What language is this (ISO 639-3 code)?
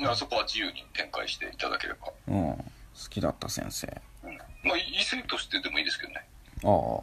jpn